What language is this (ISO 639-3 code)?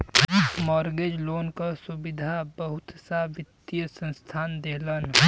bho